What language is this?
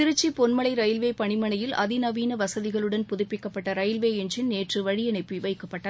Tamil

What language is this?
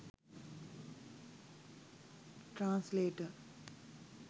Sinhala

